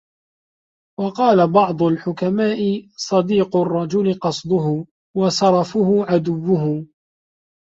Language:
Arabic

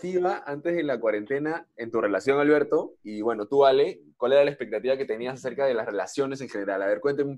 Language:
Spanish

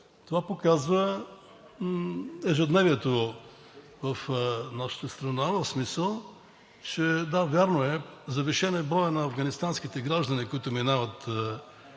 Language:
Bulgarian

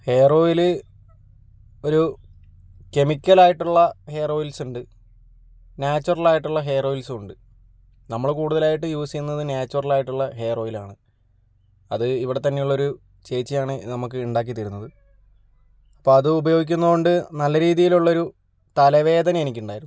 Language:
Malayalam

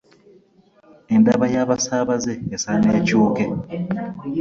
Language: Ganda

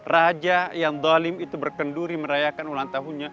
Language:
Indonesian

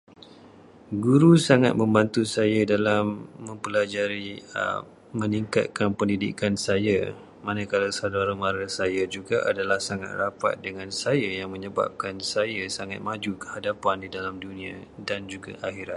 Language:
Malay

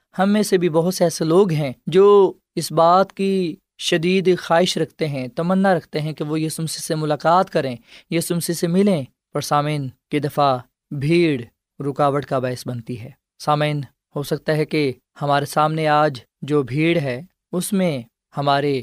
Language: Urdu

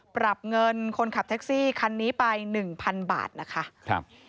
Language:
Thai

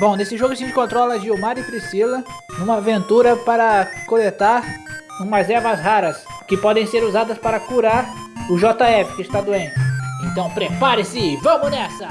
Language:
Portuguese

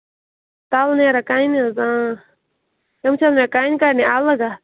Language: Kashmiri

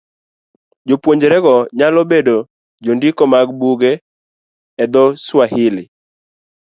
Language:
Luo (Kenya and Tanzania)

